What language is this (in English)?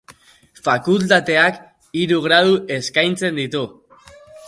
Basque